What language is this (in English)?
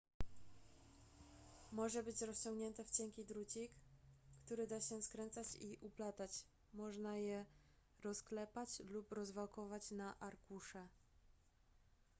Polish